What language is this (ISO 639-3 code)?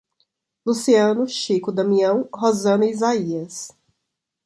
por